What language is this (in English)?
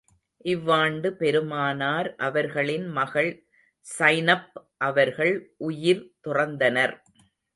Tamil